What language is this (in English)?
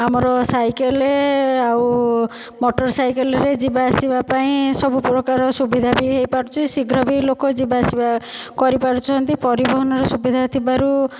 Odia